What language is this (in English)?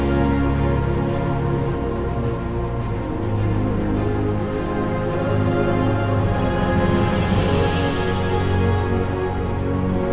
Indonesian